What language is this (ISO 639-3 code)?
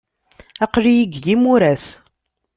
kab